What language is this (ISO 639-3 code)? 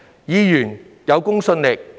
yue